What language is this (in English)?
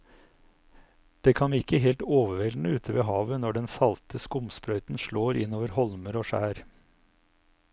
Norwegian